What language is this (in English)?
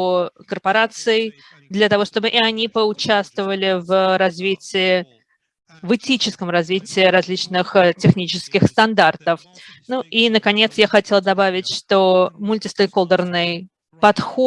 Russian